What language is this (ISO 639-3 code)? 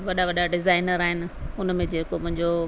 snd